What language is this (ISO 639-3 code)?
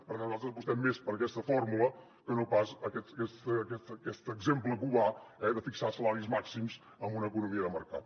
cat